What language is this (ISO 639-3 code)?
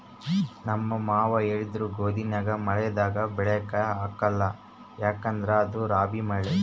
kan